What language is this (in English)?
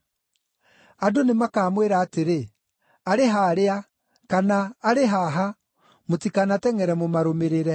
Kikuyu